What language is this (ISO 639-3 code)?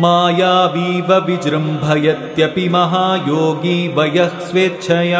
kan